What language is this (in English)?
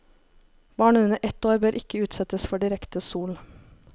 Norwegian